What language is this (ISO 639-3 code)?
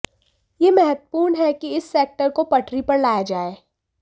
hin